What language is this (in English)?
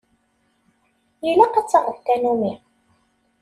Kabyle